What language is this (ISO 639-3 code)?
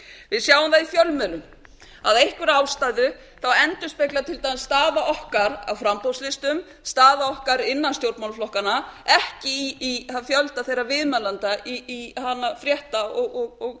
isl